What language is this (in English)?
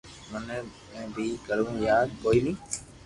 Loarki